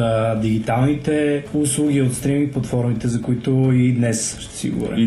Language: Bulgarian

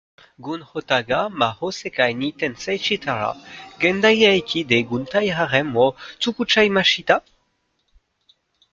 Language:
French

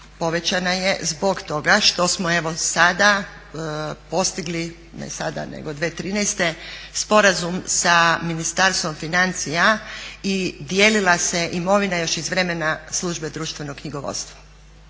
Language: Croatian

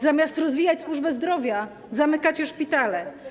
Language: Polish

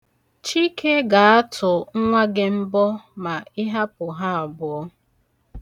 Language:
Igbo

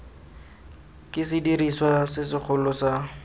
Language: Tswana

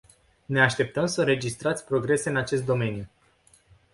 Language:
Romanian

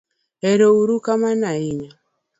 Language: Luo (Kenya and Tanzania)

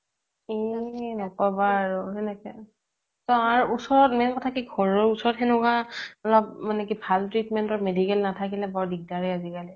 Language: Assamese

